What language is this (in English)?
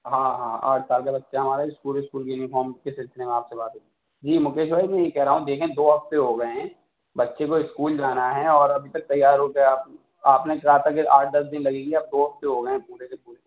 Urdu